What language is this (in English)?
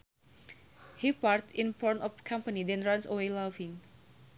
Sundanese